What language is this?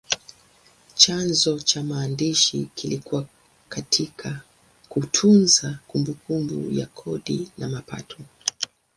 Swahili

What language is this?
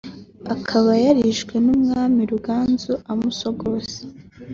Kinyarwanda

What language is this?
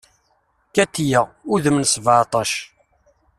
Kabyle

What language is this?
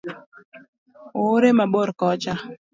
Luo (Kenya and Tanzania)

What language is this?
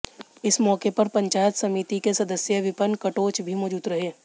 Hindi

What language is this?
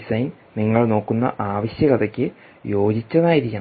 Malayalam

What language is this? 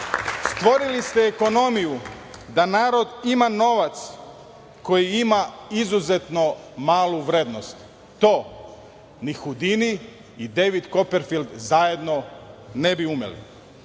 Serbian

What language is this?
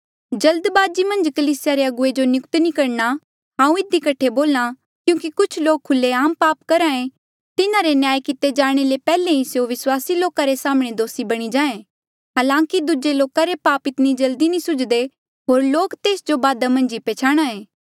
Mandeali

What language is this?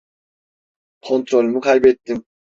Turkish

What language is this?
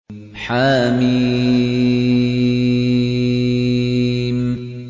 Arabic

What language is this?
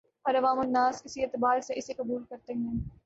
Urdu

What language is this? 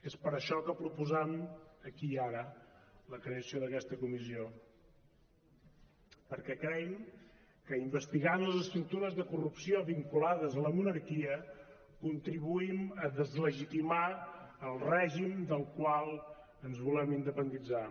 Catalan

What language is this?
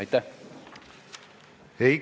Estonian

